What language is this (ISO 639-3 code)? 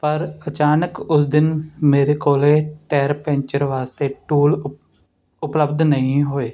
pan